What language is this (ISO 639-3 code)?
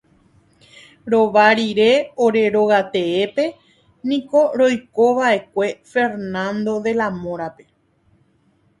grn